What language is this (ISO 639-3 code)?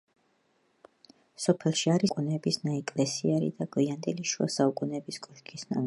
kat